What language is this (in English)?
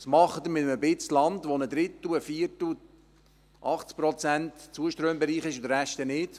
Swiss German